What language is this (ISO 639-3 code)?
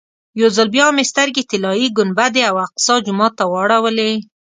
pus